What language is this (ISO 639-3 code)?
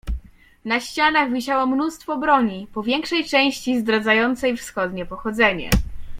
pol